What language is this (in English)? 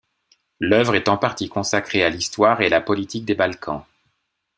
French